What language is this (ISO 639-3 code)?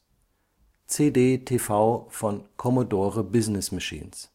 deu